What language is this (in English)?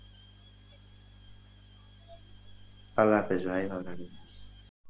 Bangla